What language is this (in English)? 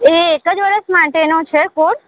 Gujarati